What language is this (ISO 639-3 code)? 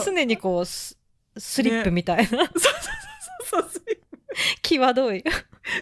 jpn